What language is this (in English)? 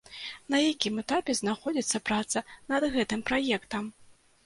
Belarusian